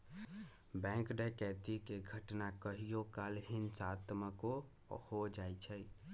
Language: Magahi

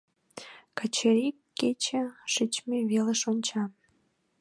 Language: Mari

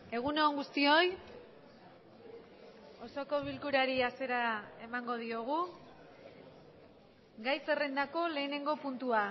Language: Basque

